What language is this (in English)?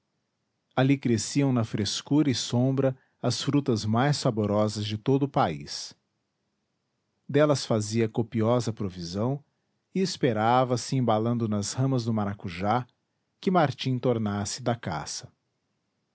Portuguese